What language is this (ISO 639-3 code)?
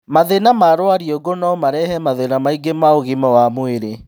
kik